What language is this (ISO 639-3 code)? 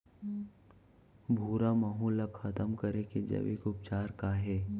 hne